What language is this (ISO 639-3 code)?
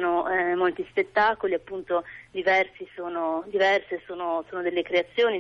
ita